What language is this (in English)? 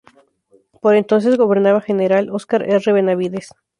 Spanish